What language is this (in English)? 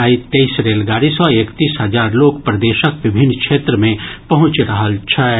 Maithili